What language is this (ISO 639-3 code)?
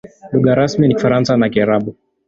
swa